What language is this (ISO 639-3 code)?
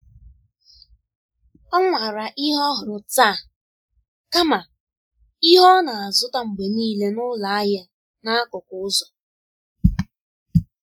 ibo